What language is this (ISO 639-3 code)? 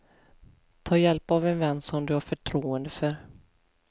swe